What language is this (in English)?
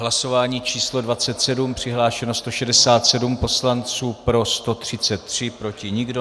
Czech